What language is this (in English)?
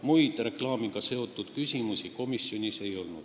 Estonian